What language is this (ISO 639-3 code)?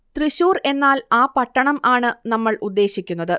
mal